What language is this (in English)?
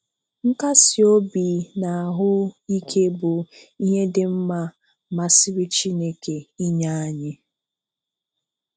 Igbo